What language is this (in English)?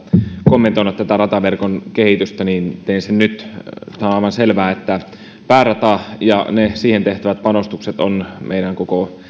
Finnish